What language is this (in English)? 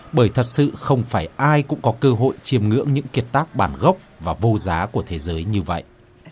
Vietnamese